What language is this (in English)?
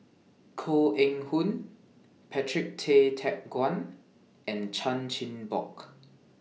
English